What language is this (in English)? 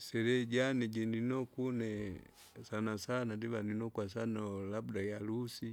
Kinga